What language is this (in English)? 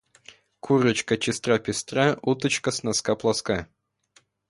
Russian